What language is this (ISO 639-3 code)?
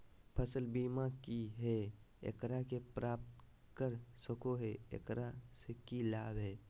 mag